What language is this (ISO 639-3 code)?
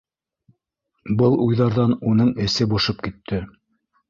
bak